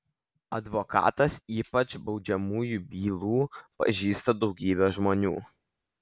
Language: Lithuanian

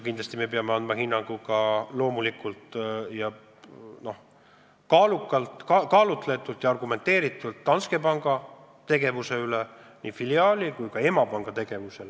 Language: Estonian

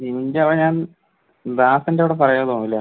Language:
Malayalam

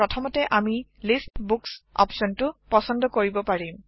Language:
Assamese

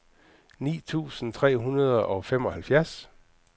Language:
Danish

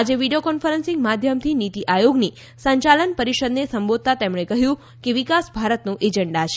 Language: Gujarati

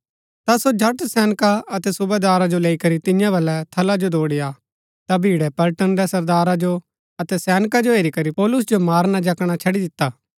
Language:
Gaddi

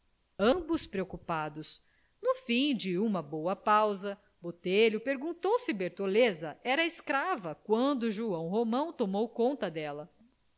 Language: Portuguese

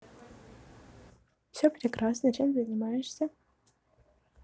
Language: Russian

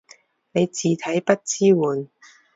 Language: Cantonese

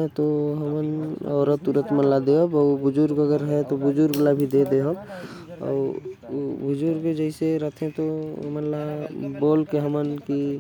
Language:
Korwa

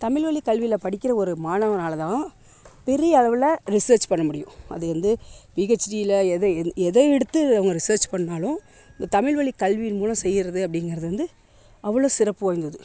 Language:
Tamil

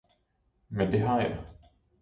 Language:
Danish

